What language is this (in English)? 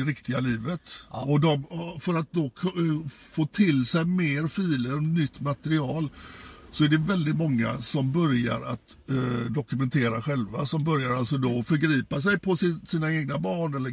Swedish